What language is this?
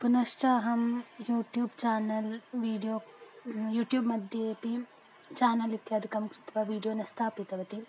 Sanskrit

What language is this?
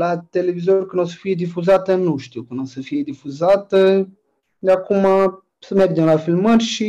Romanian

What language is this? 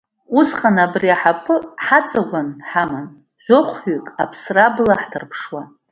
Abkhazian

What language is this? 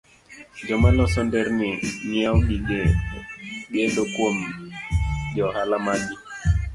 Luo (Kenya and Tanzania)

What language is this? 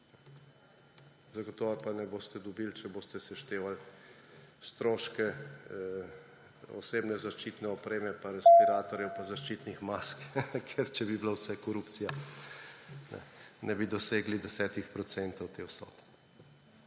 Slovenian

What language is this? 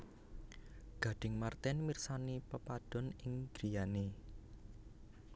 Javanese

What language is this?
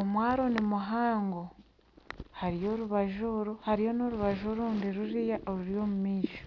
Nyankole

